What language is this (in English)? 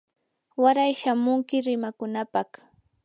Yanahuanca Pasco Quechua